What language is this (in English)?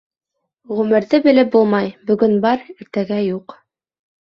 Bashkir